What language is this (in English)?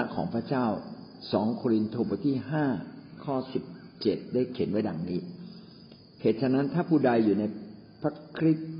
Thai